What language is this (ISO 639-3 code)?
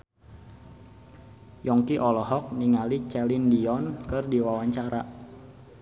sun